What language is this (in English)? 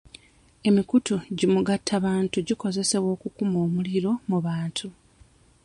Ganda